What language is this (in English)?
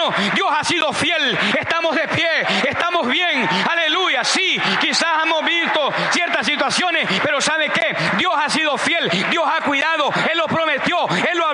Spanish